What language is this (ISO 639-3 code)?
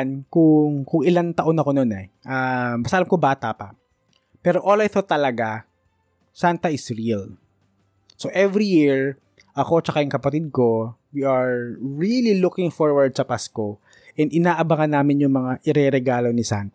fil